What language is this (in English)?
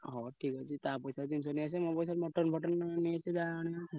Odia